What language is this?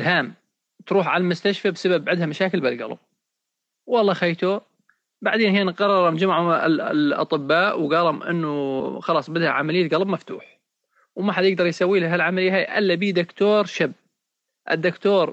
Arabic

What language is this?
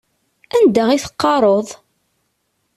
Kabyle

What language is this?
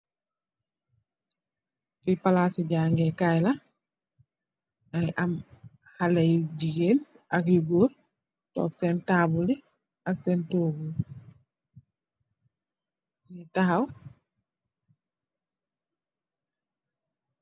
Wolof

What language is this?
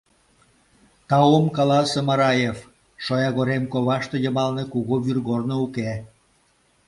Mari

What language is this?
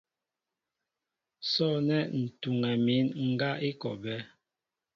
Mbo (Cameroon)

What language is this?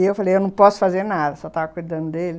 Portuguese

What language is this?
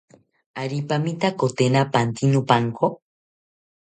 South Ucayali Ashéninka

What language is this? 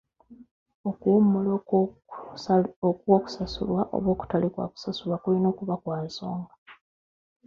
Ganda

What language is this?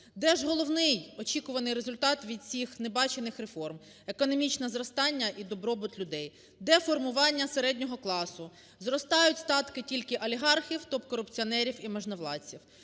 Ukrainian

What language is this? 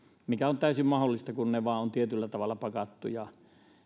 Finnish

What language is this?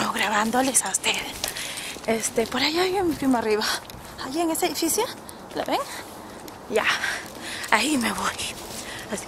Spanish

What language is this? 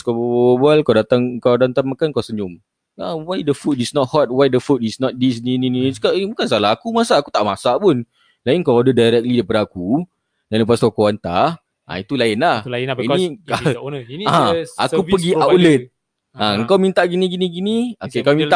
Malay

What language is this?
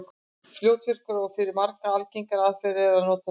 Icelandic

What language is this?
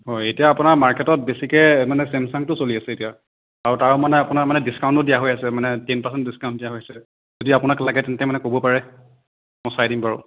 Assamese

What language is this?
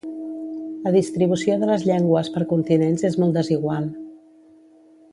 Catalan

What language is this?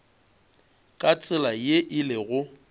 Northern Sotho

